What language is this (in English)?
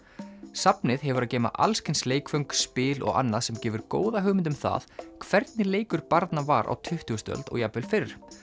Icelandic